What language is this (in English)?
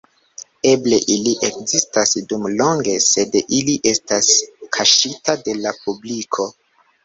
Esperanto